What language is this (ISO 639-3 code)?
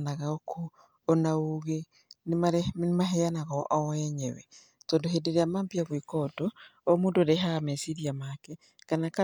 kik